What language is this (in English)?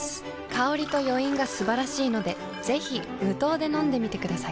Japanese